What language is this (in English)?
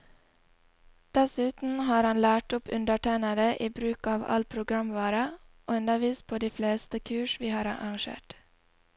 Norwegian